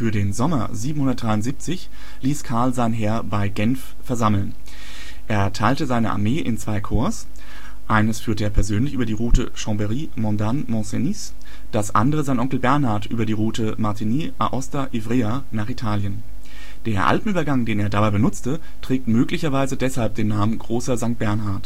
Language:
German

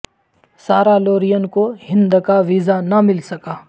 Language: Urdu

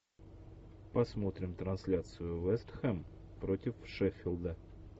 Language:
Russian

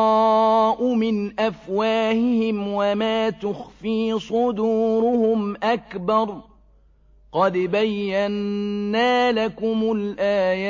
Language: Arabic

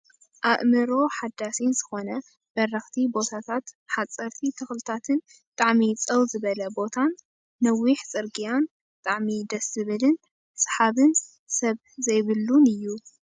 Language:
Tigrinya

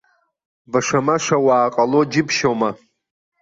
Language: Abkhazian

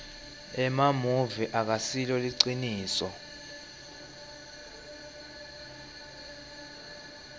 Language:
Swati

